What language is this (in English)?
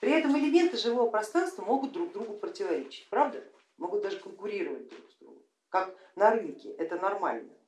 Russian